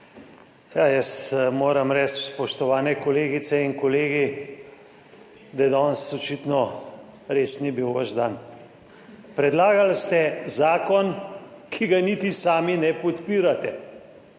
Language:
Slovenian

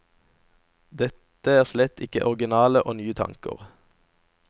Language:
Norwegian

